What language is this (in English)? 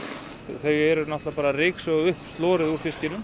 Icelandic